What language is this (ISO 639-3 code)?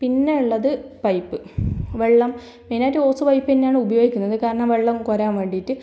mal